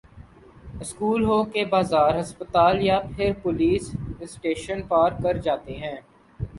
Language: Urdu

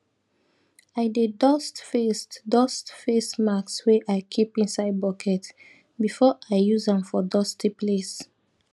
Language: Nigerian Pidgin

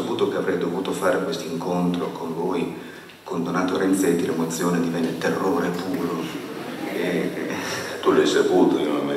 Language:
Italian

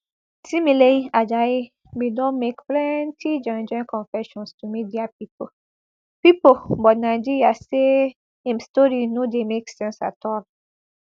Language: Nigerian Pidgin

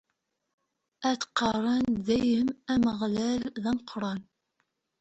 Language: Kabyle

